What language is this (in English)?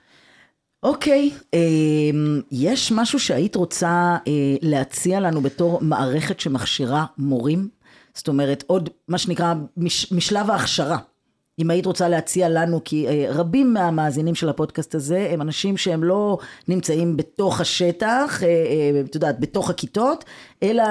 Hebrew